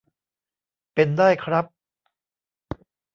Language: Thai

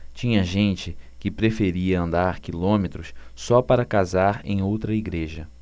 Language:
Portuguese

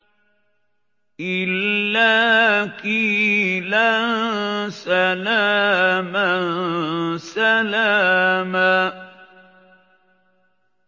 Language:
Arabic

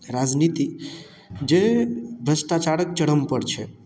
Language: Maithili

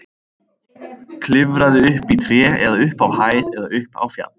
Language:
Icelandic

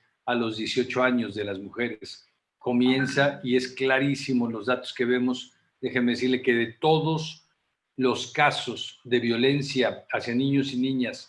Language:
Spanish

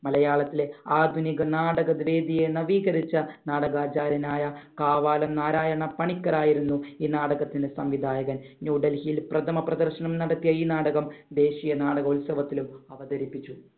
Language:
Malayalam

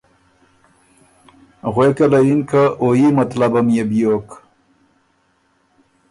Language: Ormuri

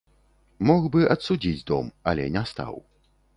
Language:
Belarusian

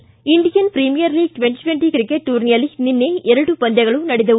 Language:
Kannada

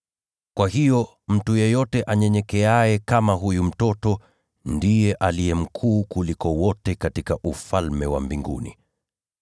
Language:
Swahili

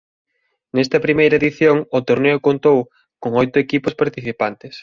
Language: Galician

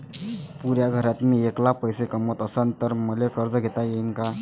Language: Marathi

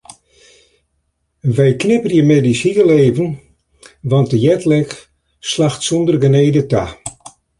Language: Western Frisian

